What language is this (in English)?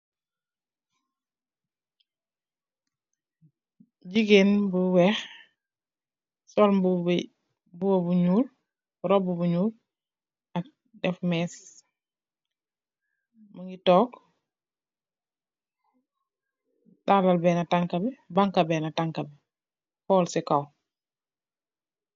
Wolof